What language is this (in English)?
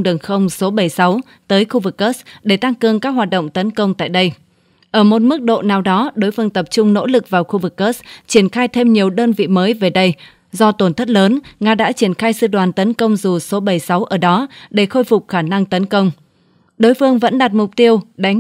Vietnamese